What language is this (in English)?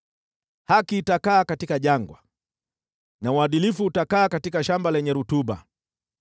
Swahili